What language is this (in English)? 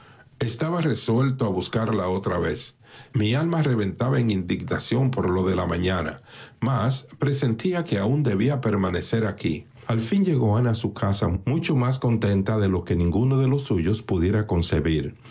Spanish